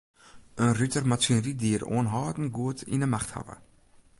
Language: Western Frisian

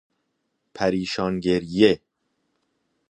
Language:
Persian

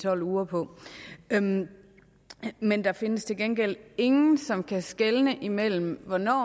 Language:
Danish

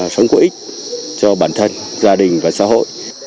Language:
Vietnamese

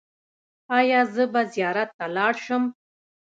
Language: Pashto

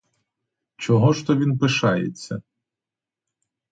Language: Ukrainian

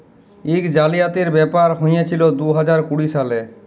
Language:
Bangla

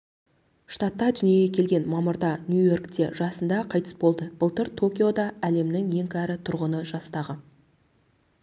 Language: Kazakh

